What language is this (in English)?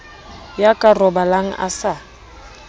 Southern Sotho